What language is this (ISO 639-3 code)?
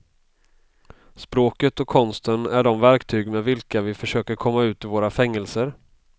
swe